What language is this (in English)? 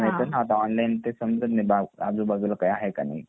Marathi